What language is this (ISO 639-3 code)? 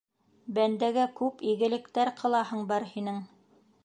bak